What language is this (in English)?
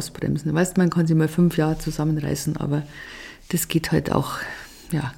German